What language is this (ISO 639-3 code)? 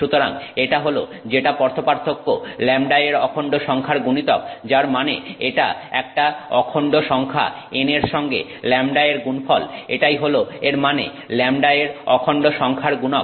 ben